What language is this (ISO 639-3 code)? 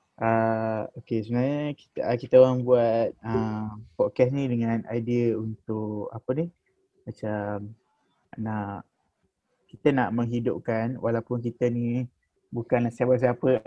msa